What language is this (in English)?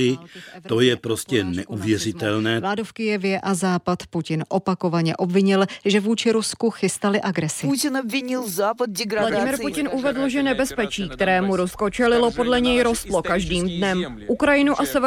Czech